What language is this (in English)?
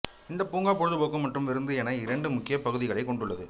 Tamil